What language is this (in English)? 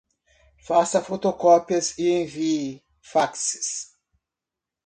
Portuguese